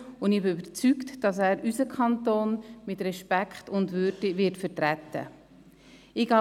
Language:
Swiss German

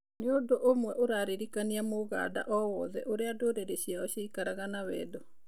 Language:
Kikuyu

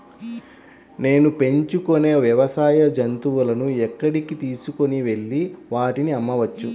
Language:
Telugu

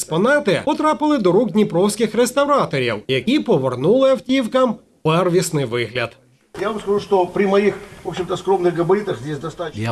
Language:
Ukrainian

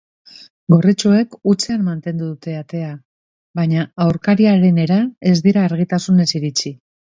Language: Basque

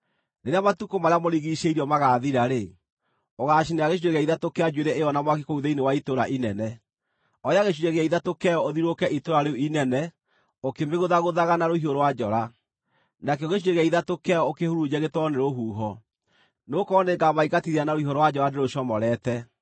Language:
Kikuyu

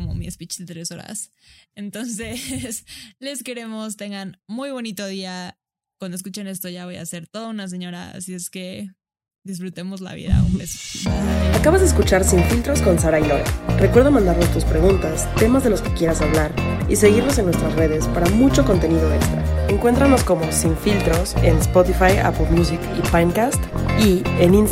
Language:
Spanish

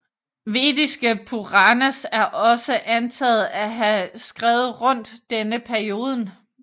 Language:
Danish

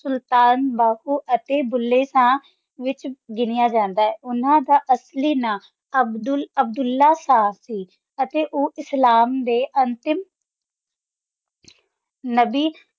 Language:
Punjabi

